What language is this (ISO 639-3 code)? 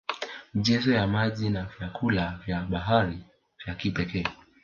swa